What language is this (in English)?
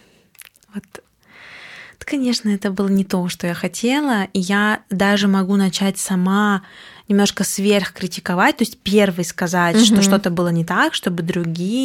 Russian